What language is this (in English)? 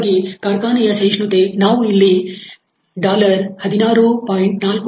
Kannada